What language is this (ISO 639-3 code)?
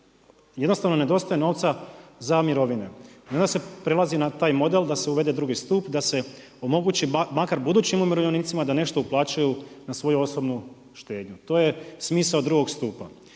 hrv